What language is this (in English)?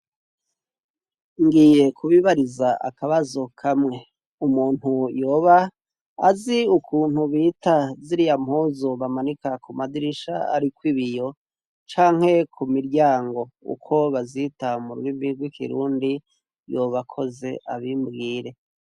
Rundi